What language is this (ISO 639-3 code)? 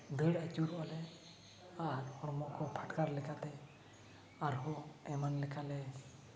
sat